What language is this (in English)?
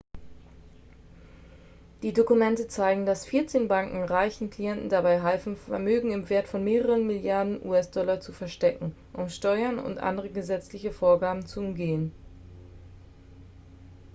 German